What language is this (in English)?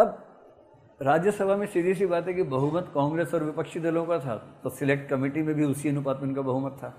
Hindi